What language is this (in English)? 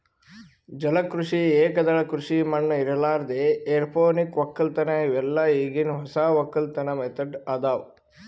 Kannada